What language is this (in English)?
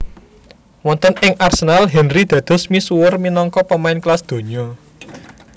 Javanese